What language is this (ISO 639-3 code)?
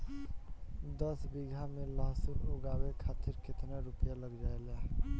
bho